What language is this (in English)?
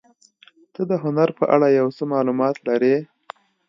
Pashto